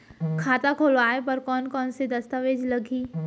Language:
Chhattisgarhi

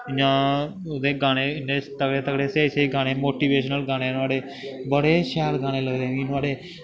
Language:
Dogri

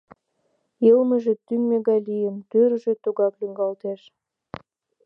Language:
Mari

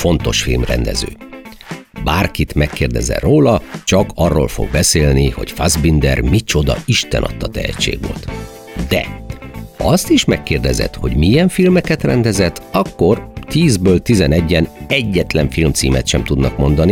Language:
Hungarian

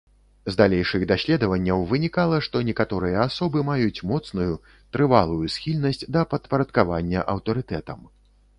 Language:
Belarusian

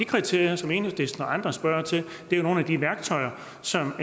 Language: Danish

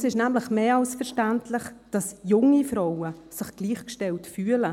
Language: Swiss German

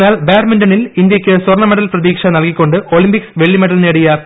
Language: Malayalam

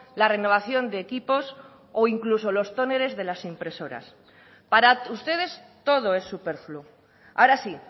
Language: Spanish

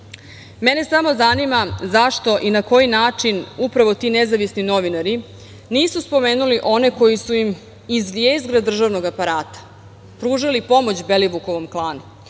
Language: Serbian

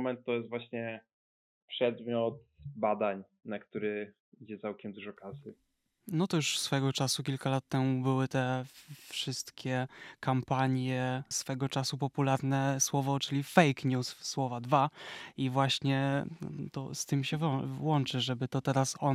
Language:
Polish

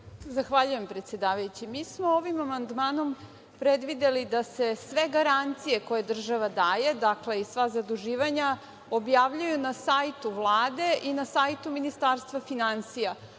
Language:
Serbian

